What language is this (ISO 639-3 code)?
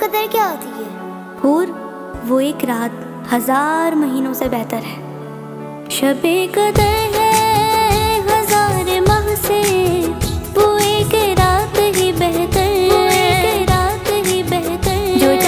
hin